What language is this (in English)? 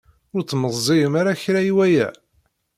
Kabyle